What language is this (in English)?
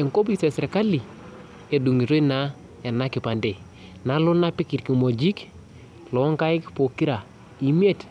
Masai